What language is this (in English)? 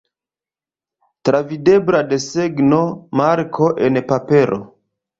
Esperanto